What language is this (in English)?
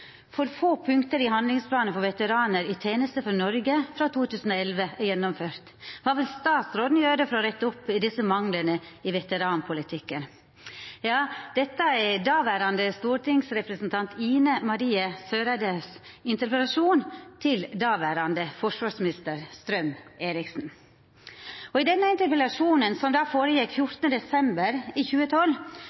Norwegian Nynorsk